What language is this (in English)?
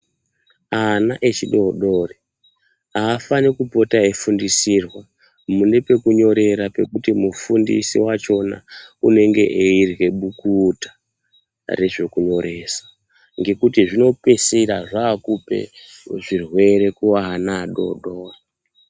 Ndau